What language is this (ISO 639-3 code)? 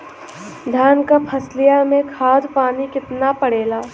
bho